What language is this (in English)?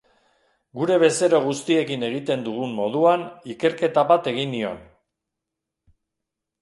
Basque